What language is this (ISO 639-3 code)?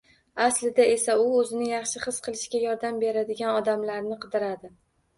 uzb